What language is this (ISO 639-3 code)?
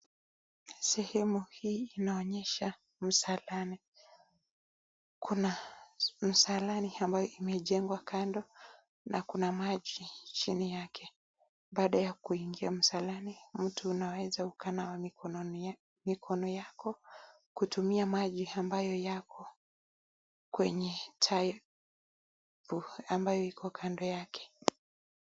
swa